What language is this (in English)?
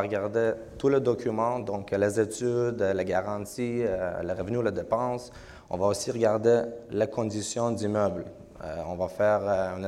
French